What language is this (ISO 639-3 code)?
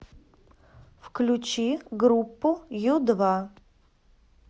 rus